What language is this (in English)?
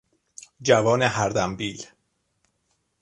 Persian